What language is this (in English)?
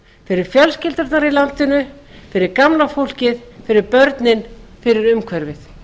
Icelandic